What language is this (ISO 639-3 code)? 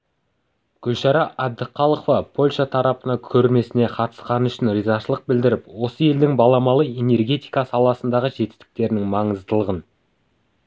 kaz